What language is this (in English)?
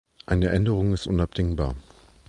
German